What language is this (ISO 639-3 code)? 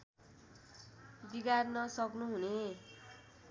nep